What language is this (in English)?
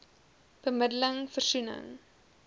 Afrikaans